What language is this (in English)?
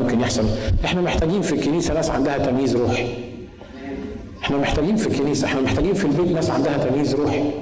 Arabic